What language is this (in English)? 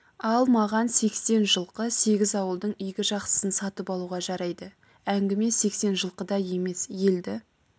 Kazakh